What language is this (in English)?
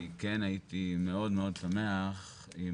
Hebrew